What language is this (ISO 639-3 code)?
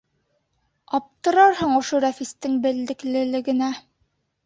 bak